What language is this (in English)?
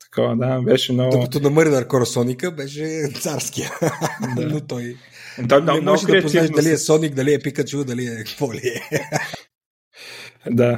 Bulgarian